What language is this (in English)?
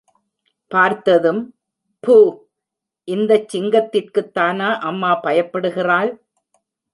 Tamil